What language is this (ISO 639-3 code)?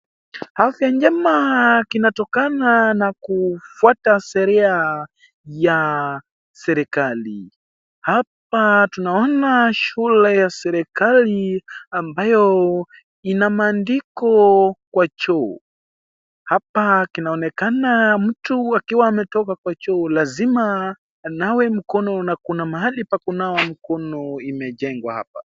swa